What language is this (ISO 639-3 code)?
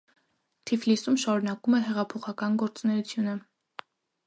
hye